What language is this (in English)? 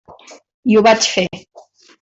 Catalan